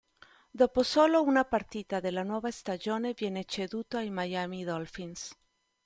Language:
Italian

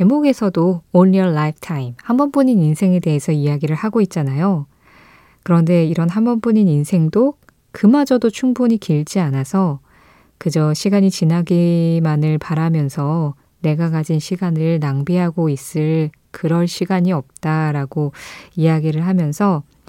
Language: Korean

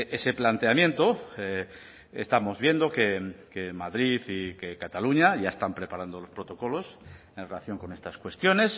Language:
Spanish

